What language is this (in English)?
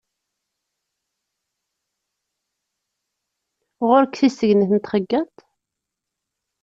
Kabyle